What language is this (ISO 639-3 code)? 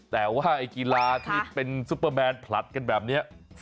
tha